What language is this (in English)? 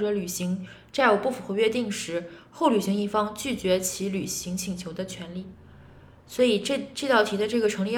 Chinese